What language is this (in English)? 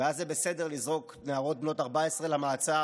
Hebrew